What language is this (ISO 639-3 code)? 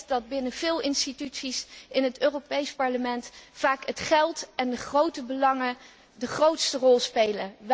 nld